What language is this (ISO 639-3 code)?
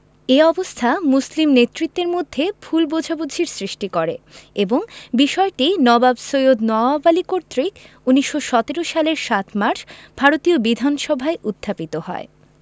ben